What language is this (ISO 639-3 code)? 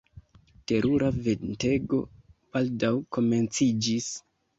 epo